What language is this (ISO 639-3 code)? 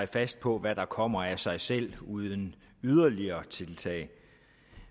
dan